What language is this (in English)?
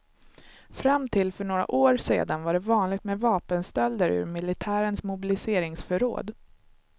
Swedish